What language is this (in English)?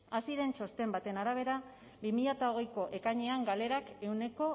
Basque